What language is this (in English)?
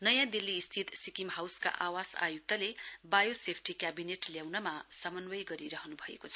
Nepali